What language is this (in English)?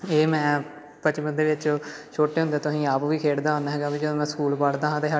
Punjabi